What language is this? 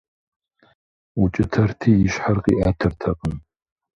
Kabardian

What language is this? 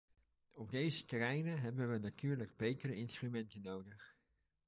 Dutch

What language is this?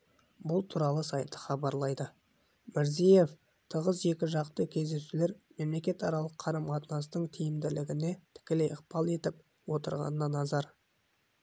Kazakh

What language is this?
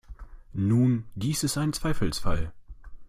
German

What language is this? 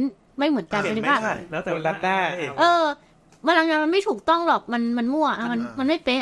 Thai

